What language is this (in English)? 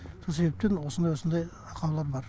Kazakh